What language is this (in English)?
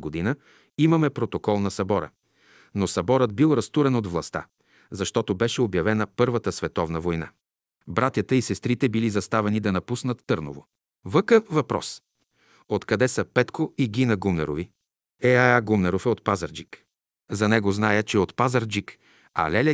Bulgarian